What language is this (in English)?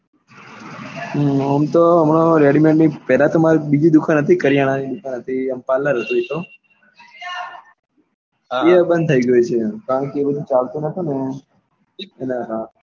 Gujarati